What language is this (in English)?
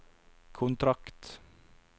Norwegian